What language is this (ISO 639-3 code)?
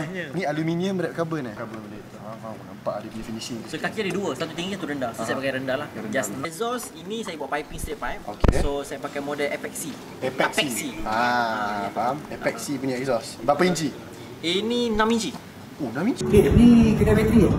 msa